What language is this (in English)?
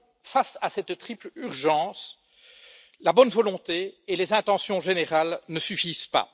French